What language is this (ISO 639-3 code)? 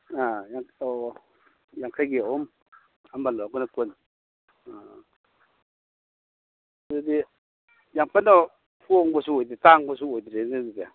mni